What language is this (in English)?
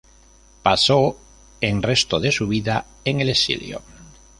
Spanish